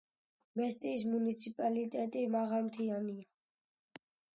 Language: Georgian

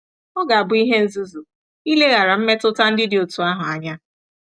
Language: Igbo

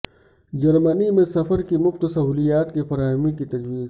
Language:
Urdu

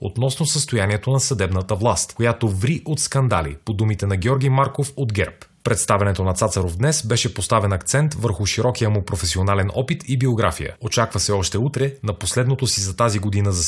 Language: Bulgarian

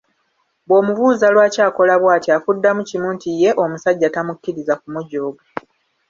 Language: Ganda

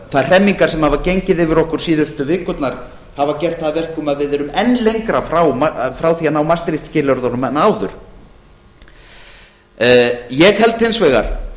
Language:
Icelandic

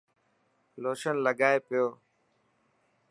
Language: Dhatki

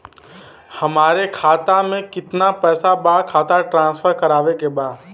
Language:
Bhojpuri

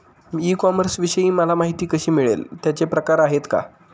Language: Marathi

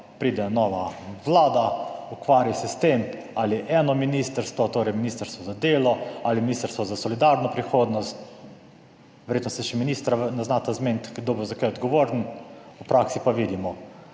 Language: Slovenian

